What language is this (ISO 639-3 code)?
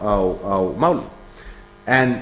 isl